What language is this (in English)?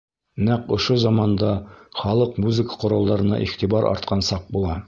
Bashkir